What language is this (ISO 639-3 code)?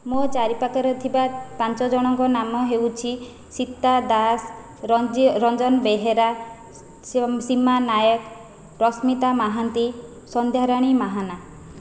ori